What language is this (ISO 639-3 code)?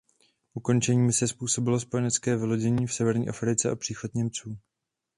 ces